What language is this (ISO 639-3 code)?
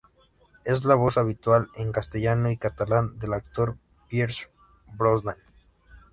spa